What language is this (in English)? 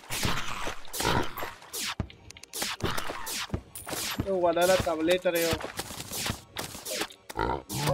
Spanish